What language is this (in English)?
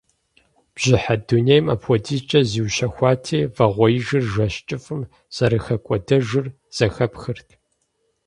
Kabardian